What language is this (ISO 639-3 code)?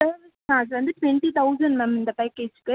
tam